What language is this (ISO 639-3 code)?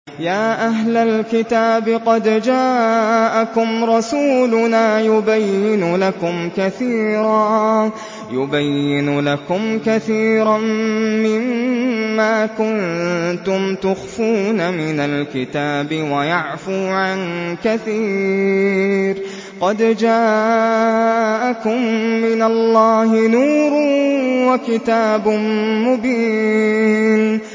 ara